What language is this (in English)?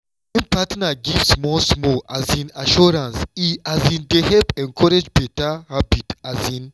Nigerian Pidgin